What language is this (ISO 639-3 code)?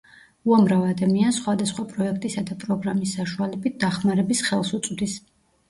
kat